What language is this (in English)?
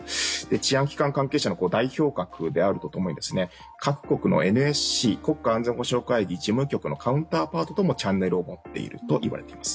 Japanese